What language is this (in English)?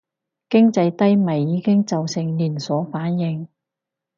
Cantonese